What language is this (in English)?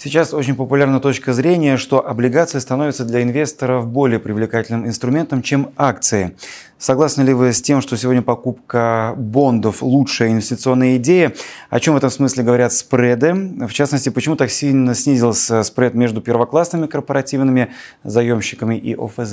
Russian